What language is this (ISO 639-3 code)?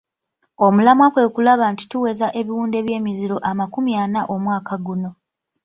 lug